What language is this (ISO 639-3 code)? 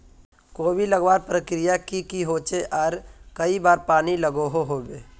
mag